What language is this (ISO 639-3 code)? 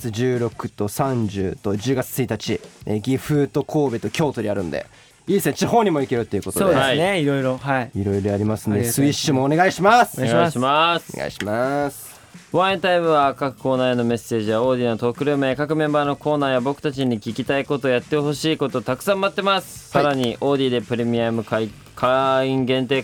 jpn